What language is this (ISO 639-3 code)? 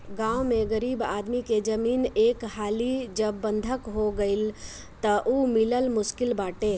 bho